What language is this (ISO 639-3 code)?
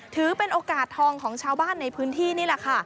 tha